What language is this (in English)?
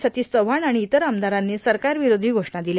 Marathi